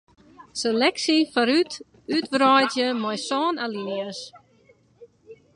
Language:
Western Frisian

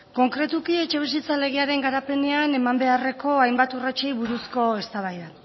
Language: Basque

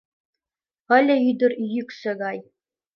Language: Mari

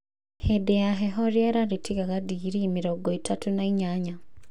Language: Kikuyu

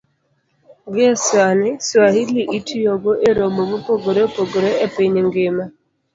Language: Luo (Kenya and Tanzania)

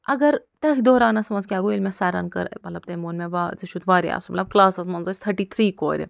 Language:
Kashmiri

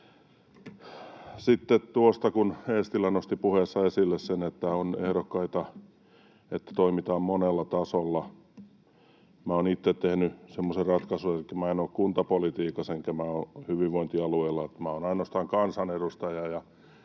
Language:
Finnish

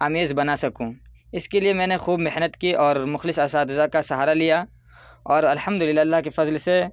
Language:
Urdu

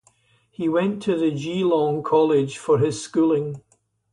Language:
English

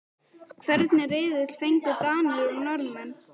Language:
Icelandic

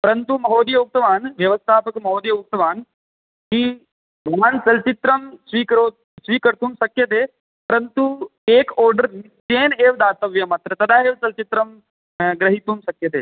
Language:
Sanskrit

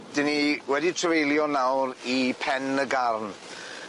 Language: Welsh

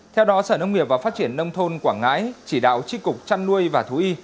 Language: Vietnamese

